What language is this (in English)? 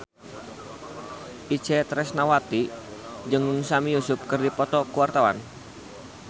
Sundanese